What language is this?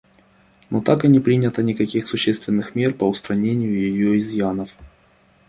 Russian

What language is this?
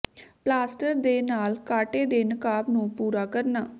Punjabi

